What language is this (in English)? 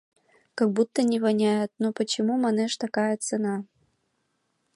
Mari